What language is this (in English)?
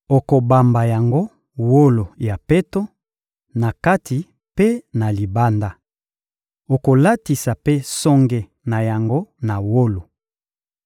Lingala